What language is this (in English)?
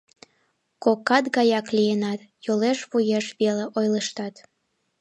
Mari